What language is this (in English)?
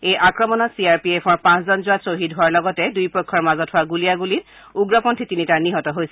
Assamese